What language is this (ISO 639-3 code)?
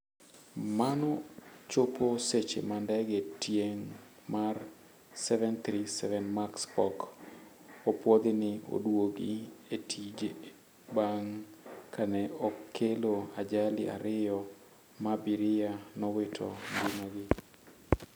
luo